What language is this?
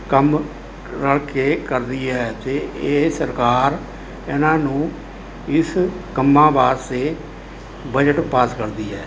Punjabi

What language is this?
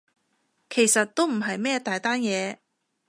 Cantonese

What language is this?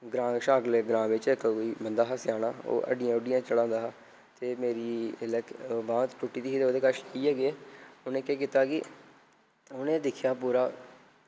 Dogri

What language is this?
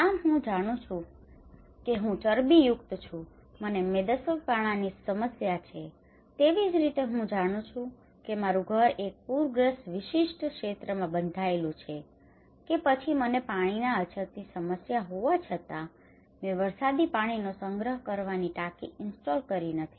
Gujarati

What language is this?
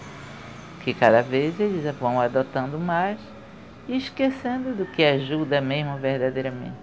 Portuguese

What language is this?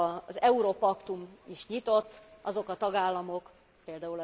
Hungarian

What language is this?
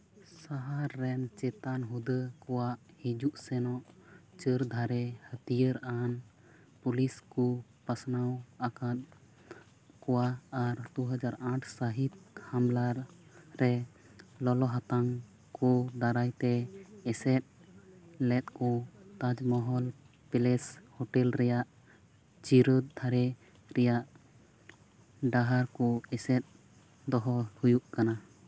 Santali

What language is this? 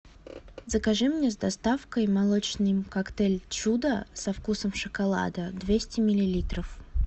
Russian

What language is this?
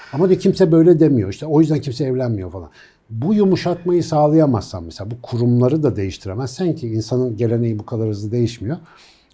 Turkish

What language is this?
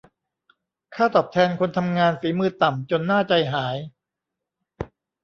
Thai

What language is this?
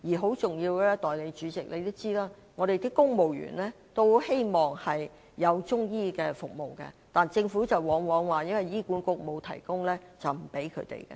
Cantonese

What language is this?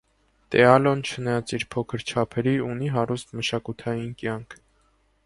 Armenian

